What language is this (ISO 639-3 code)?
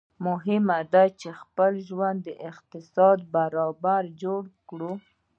pus